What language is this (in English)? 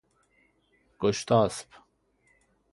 Persian